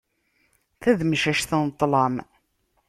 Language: Kabyle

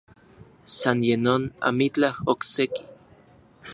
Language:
Central Puebla Nahuatl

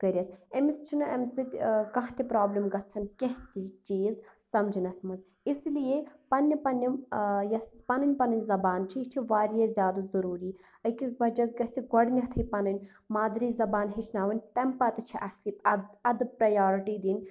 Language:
Kashmiri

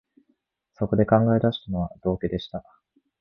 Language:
Japanese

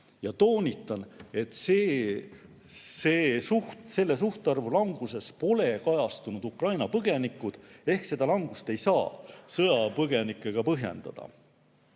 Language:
Estonian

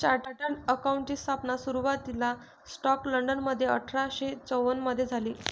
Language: Marathi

